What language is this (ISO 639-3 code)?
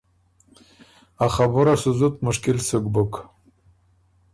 oru